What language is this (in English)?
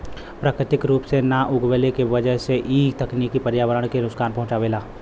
Bhojpuri